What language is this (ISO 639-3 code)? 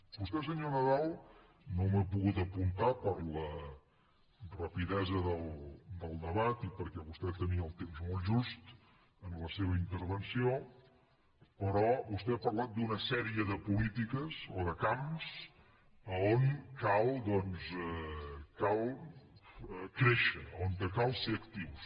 cat